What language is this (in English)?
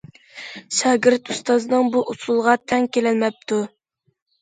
Uyghur